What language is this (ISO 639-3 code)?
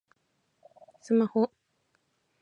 jpn